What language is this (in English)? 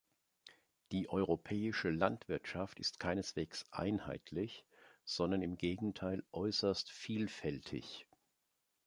German